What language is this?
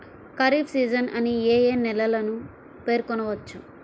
Telugu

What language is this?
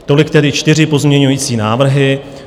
Czech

